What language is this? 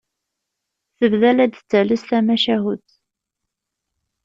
Kabyle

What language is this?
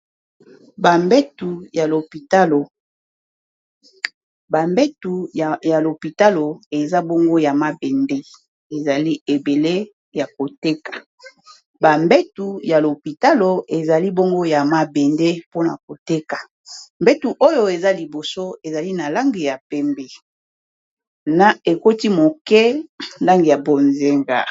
Lingala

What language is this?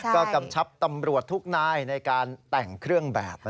Thai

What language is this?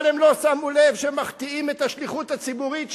Hebrew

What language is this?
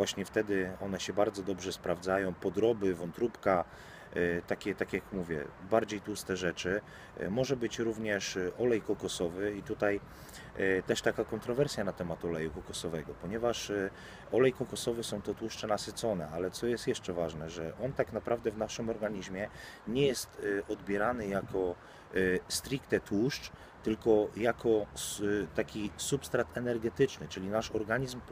Polish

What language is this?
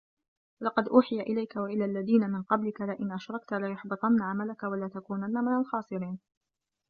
Arabic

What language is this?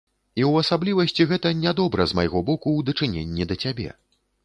Belarusian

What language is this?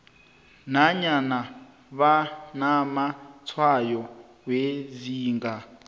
South Ndebele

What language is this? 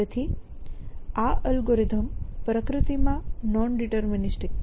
Gujarati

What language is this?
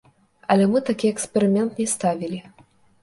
Belarusian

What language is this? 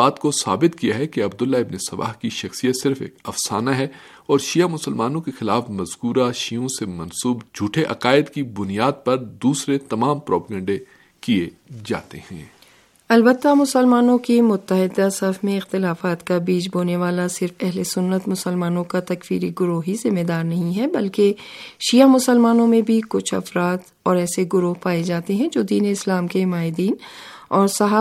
Urdu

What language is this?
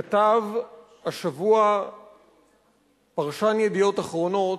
Hebrew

